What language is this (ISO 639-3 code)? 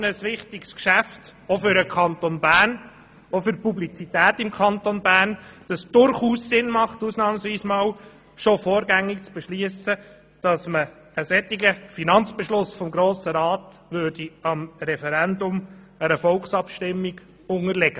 gsw